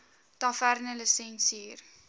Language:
Afrikaans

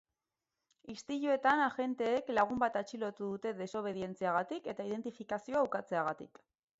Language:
Basque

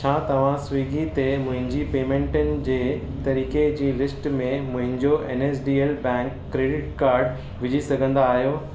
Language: Sindhi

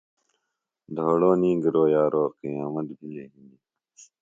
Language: Phalura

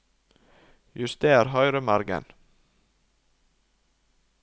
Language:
Norwegian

